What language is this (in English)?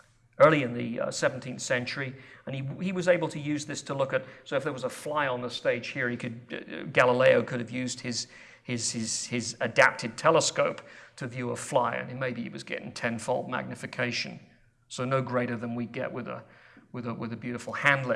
English